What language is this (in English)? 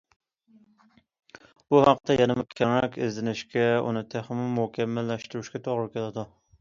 Uyghur